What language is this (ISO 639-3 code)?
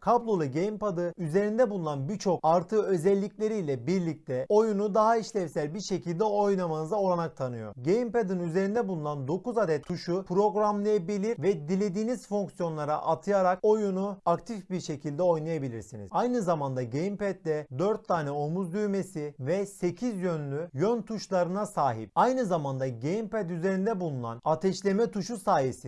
tur